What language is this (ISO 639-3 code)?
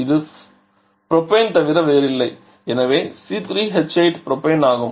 tam